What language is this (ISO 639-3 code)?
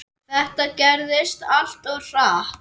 isl